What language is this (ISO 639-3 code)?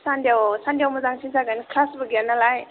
brx